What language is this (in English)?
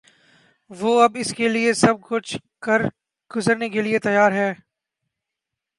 Urdu